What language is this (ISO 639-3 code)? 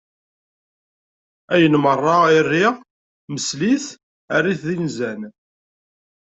kab